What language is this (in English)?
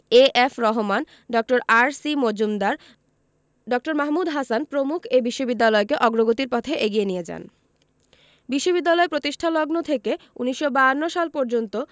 Bangla